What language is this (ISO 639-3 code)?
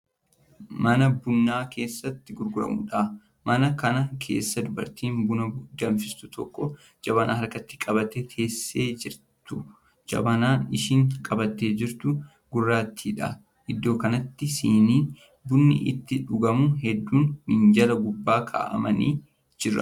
orm